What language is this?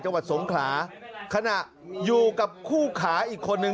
Thai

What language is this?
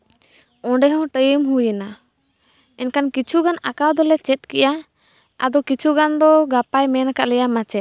Santali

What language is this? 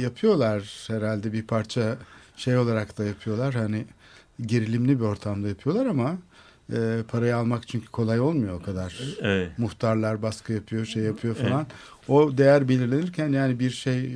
Turkish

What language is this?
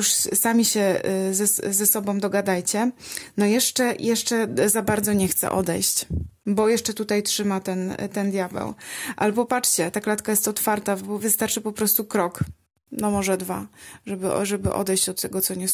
Polish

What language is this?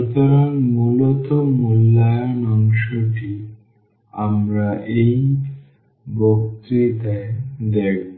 Bangla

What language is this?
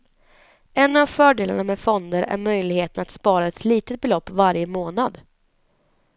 Swedish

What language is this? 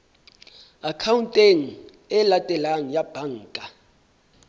Southern Sotho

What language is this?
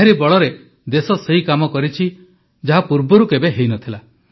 Odia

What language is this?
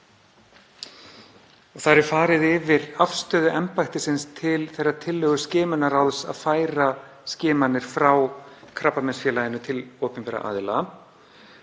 Icelandic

